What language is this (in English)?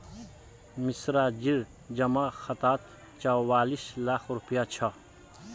Magahi